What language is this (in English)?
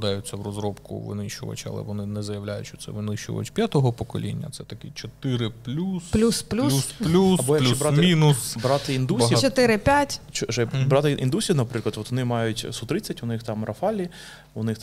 Ukrainian